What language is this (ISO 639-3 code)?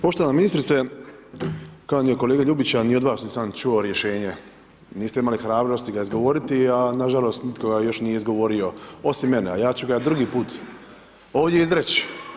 hrv